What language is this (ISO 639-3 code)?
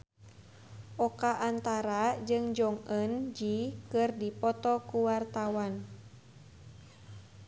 sun